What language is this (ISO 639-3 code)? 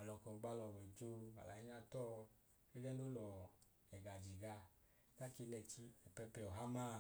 idu